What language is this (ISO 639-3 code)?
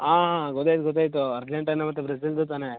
kan